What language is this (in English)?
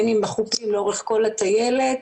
Hebrew